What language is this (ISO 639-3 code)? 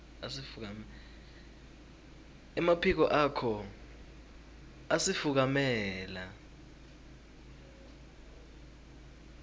ssw